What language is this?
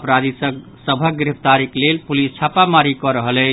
Maithili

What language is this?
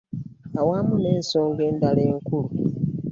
Ganda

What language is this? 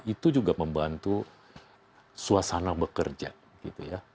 Indonesian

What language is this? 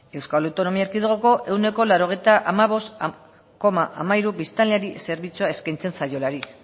Basque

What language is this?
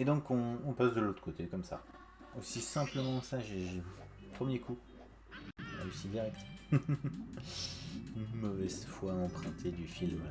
French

